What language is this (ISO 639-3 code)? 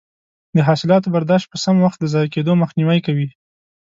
pus